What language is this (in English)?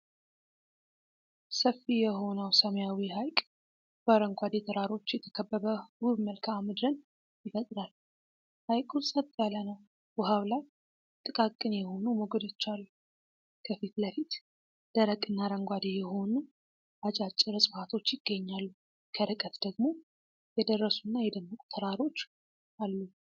Amharic